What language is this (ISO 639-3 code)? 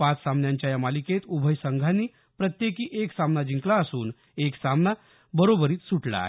mar